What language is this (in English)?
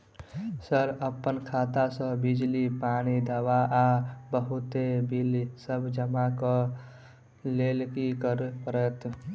Maithili